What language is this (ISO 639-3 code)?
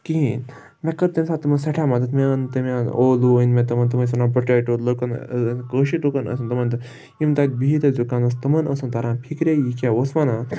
kas